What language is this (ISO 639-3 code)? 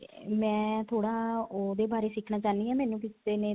pan